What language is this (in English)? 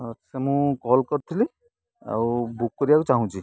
Odia